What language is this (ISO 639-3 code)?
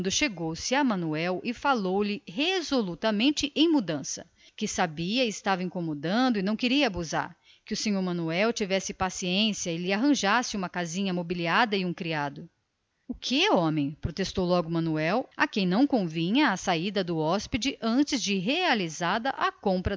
por